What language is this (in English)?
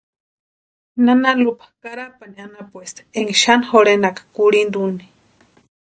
Western Highland Purepecha